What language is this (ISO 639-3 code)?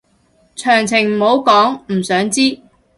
yue